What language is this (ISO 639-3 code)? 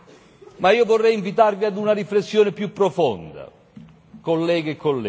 ita